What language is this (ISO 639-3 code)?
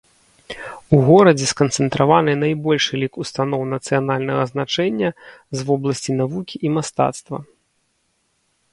bel